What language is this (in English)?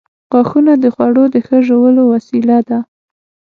Pashto